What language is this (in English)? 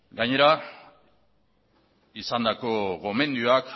Basque